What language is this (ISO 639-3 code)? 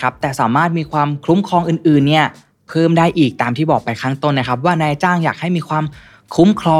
tha